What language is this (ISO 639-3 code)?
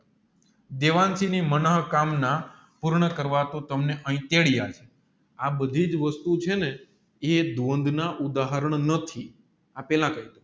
guj